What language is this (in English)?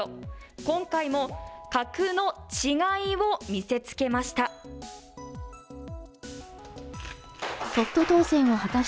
Japanese